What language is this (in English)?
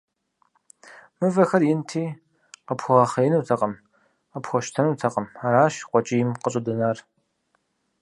Kabardian